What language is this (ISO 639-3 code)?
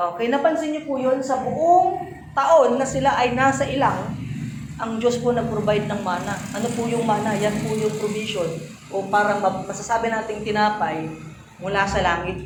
fil